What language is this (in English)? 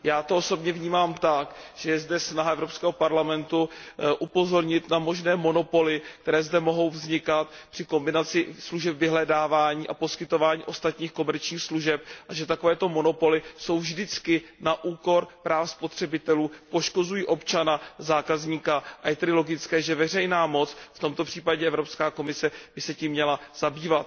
Czech